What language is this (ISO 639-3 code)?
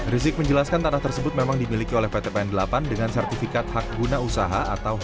ind